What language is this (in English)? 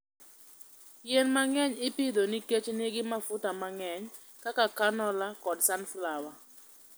Luo (Kenya and Tanzania)